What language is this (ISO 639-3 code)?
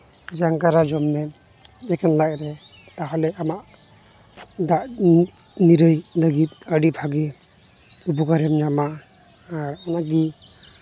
sat